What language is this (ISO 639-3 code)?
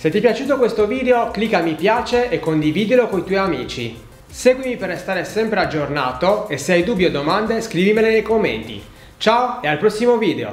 ita